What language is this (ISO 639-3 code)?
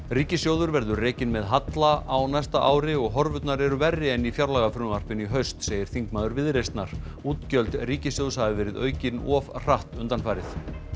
isl